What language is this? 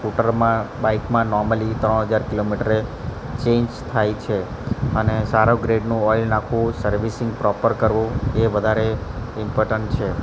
Gujarati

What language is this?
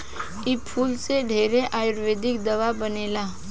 Bhojpuri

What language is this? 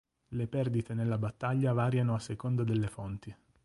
Italian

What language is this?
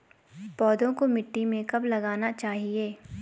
Hindi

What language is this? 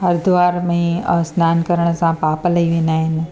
Sindhi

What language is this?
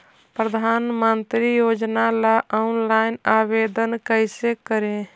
Magahi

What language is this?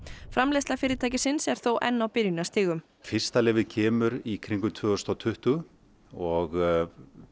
Icelandic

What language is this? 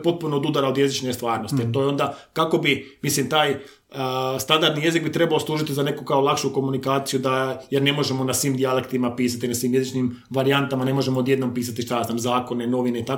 Croatian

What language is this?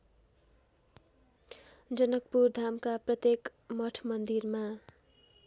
Nepali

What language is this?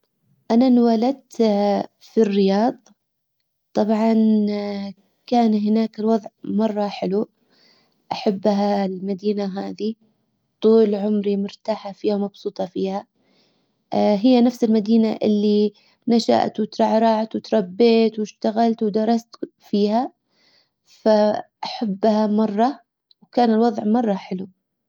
Hijazi Arabic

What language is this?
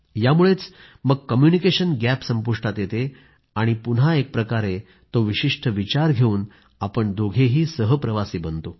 Marathi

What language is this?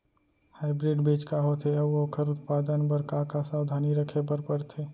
Chhattisgarhi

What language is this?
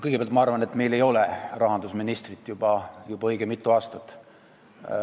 Estonian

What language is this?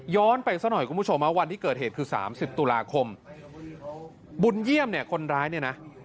Thai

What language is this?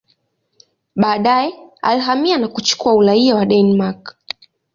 Swahili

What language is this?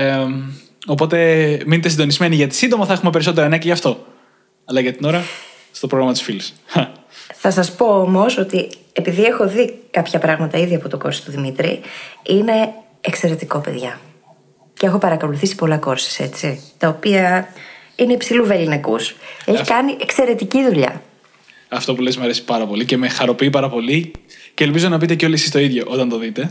Greek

